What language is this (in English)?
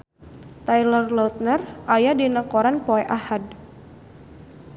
Sundanese